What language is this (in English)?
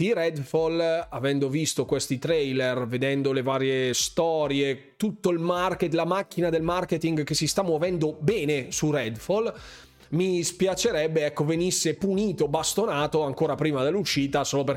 Italian